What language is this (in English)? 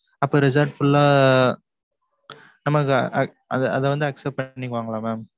Tamil